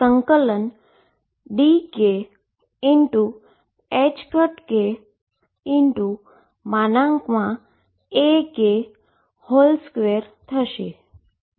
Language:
Gujarati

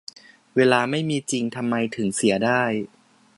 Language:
Thai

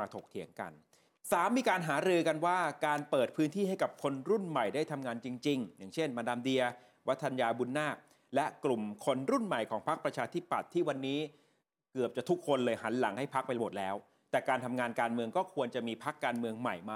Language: Thai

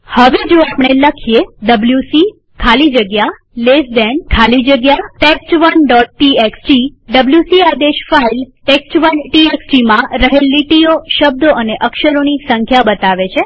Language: Gujarati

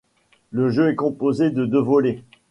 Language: French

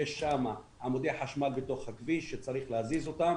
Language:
Hebrew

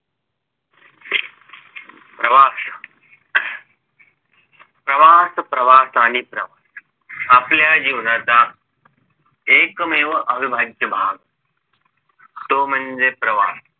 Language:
Marathi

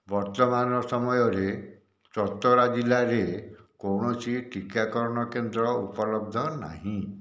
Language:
Odia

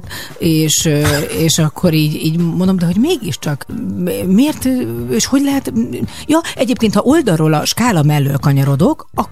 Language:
Hungarian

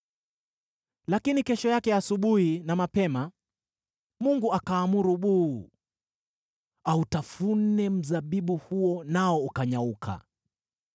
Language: Swahili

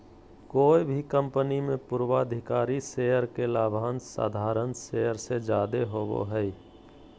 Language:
Magahi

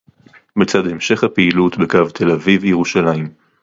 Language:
Hebrew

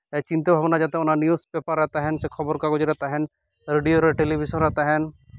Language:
Santali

